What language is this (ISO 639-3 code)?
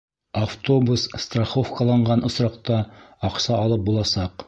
bak